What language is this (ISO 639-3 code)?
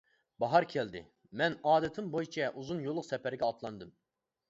uig